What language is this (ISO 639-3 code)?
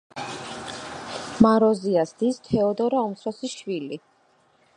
kat